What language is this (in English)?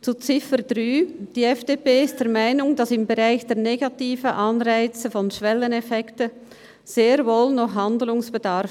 Swiss German